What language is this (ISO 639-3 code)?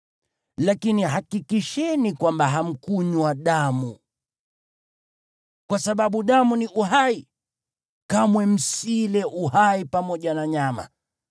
swa